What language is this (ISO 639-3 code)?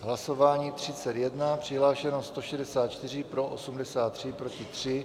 ces